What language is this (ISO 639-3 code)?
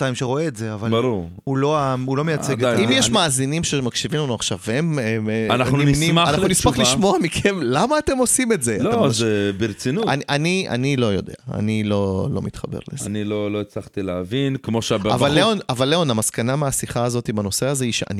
heb